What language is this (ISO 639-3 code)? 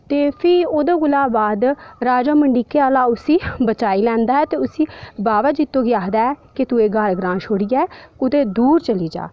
doi